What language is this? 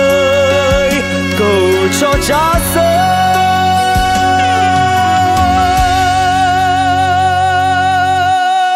Vietnamese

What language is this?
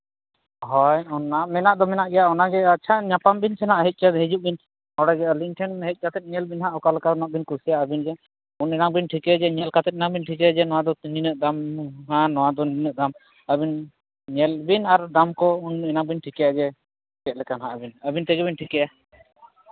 Santali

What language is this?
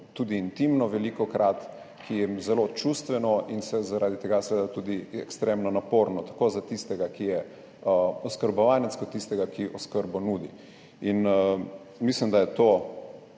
Slovenian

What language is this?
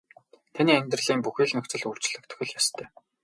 Mongolian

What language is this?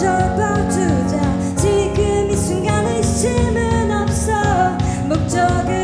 Korean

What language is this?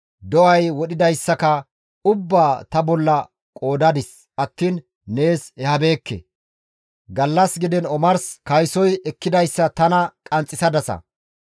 Gamo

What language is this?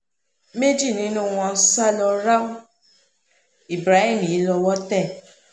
Yoruba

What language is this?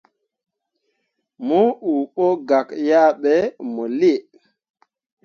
Mundang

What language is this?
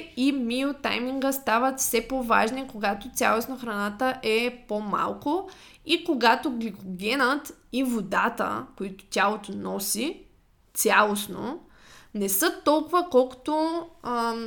Bulgarian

